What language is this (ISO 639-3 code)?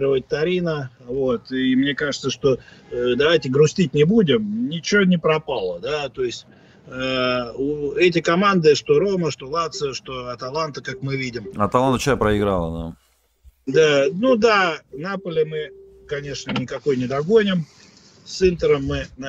rus